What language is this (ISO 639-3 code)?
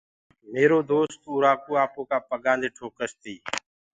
ggg